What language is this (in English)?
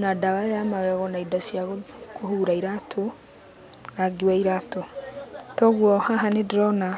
Kikuyu